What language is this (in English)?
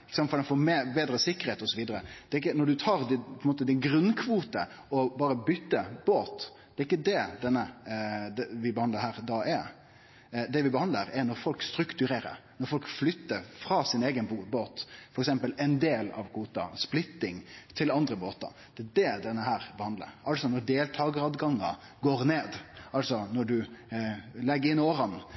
Norwegian Nynorsk